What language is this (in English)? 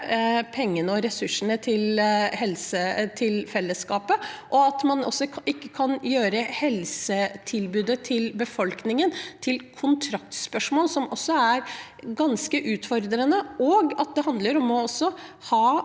Norwegian